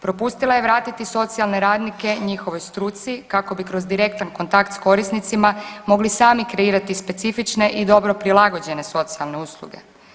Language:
Croatian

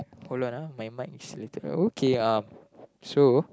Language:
English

